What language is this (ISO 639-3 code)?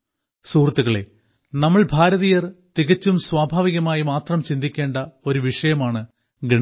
mal